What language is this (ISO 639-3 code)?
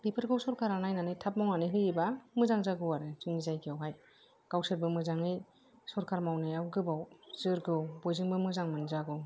brx